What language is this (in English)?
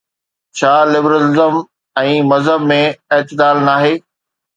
Sindhi